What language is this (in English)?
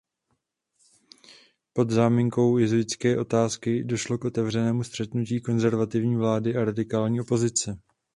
Czech